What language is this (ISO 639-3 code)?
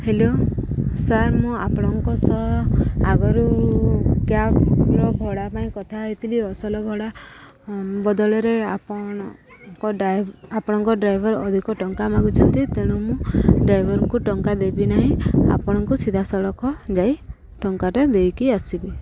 ori